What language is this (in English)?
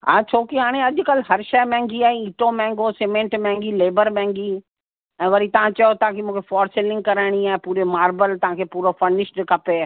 Sindhi